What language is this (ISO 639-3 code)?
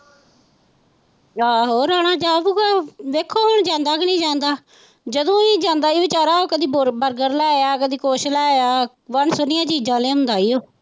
pan